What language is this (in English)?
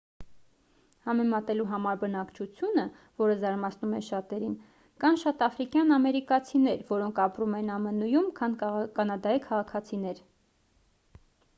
Armenian